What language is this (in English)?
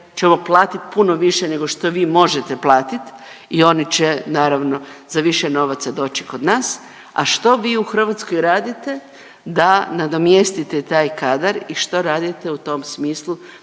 Croatian